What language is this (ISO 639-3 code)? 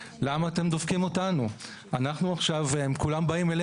heb